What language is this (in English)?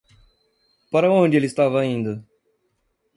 Portuguese